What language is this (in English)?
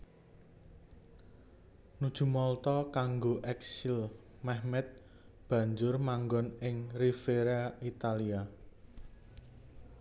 Javanese